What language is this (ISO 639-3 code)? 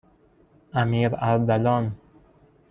fas